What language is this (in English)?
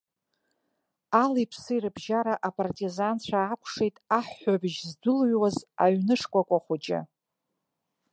Abkhazian